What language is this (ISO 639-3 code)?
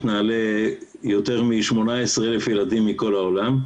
heb